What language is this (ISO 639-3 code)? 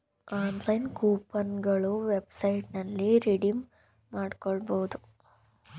kan